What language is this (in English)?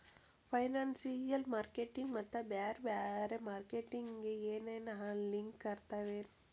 Kannada